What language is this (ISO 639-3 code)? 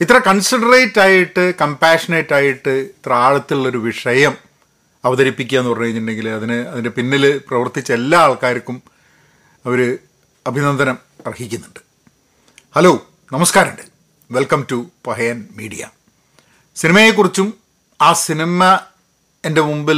mal